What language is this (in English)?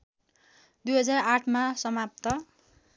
Nepali